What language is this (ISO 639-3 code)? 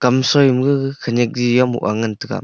nnp